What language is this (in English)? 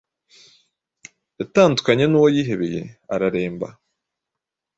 Kinyarwanda